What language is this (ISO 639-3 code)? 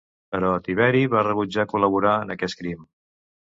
cat